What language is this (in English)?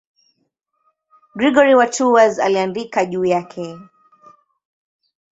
Swahili